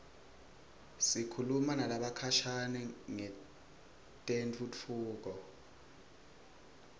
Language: Swati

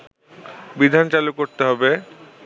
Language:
Bangla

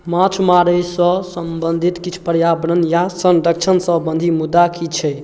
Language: Maithili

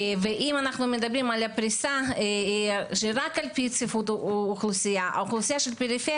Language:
Hebrew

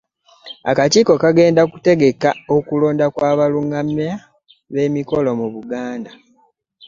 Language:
Ganda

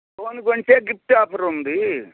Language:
Telugu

